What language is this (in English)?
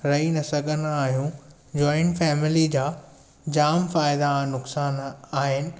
Sindhi